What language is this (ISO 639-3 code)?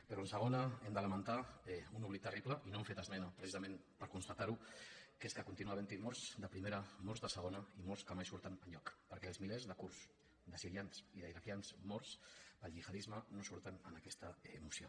cat